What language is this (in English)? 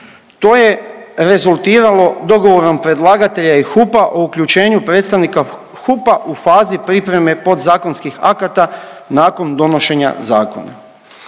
Croatian